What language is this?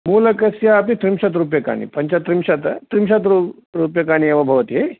Sanskrit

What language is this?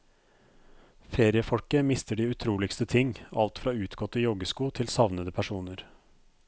Norwegian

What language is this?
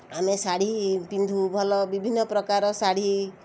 Odia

